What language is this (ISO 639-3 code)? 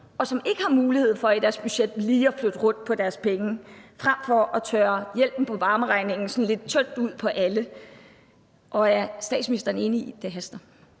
dan